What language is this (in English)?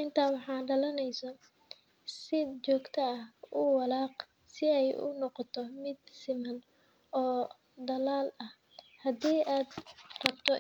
Somali